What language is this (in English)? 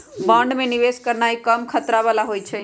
Magahi